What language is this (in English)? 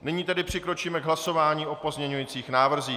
Czech